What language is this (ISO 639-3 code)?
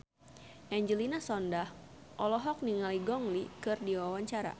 sun